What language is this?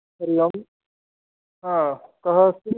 Sanskrit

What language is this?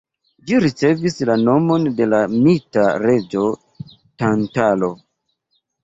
Esperanto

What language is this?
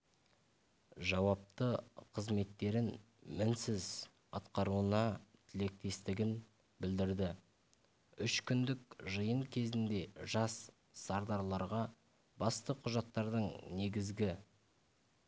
Kazakh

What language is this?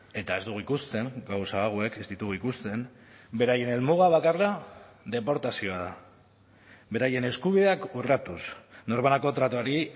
Basque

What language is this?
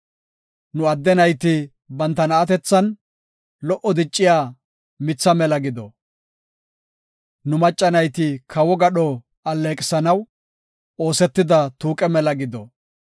Gofa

